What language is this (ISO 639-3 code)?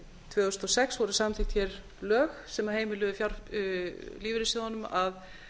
isl